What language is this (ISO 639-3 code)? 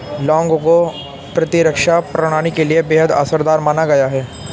hin